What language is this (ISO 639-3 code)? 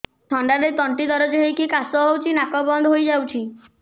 ori